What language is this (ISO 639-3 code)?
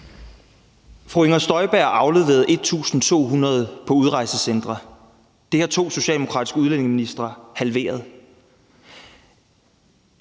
dan